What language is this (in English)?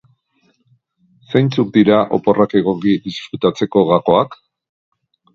Basque